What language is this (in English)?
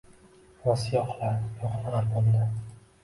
Uzbek